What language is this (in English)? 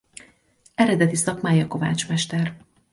Hungarian